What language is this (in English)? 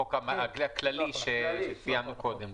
Hebrew